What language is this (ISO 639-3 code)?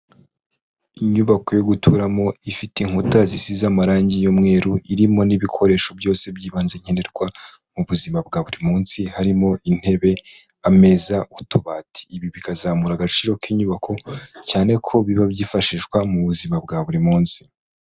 kin